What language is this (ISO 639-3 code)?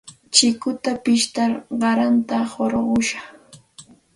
qxt